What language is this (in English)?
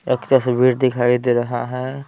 Hindi